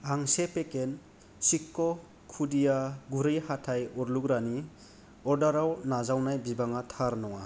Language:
Bodo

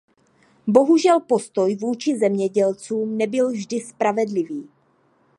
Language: Czech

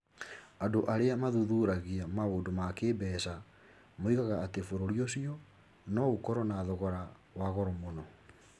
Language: Kikuyu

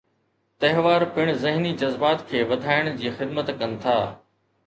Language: Sindhi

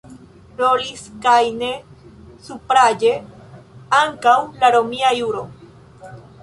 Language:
Esperanto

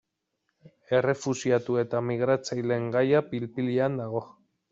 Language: Basque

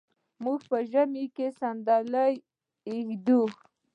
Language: Pashto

